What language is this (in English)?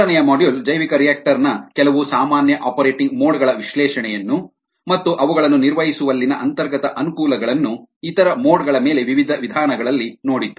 Kannada